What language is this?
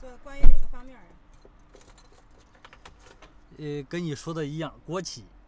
Chinese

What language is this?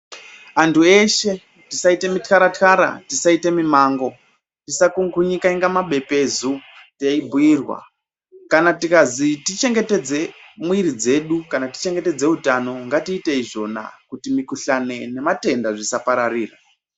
Ndau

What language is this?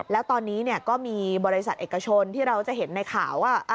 Thai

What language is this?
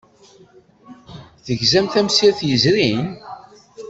Kabyle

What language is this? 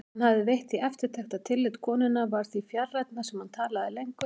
Icelandic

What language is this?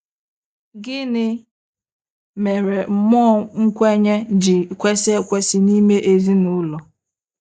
Igbo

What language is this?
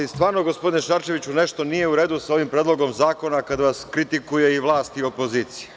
Serbian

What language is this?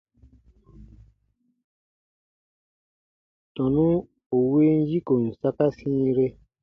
Baatonum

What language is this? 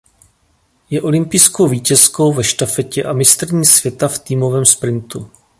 Czech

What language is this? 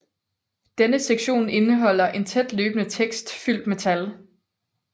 Danish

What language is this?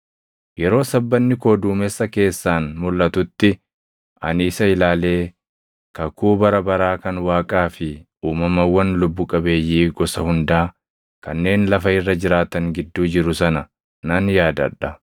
Oromo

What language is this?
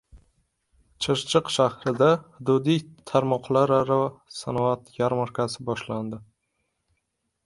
Uzbek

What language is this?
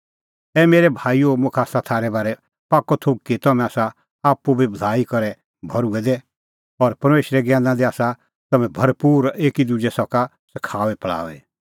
Kullu Pahari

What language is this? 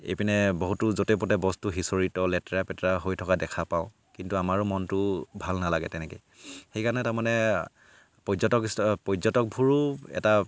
Assamese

